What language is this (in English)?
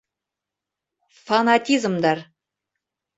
Bashkir